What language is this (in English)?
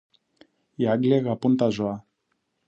Greek